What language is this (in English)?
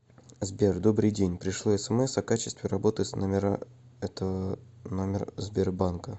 Russian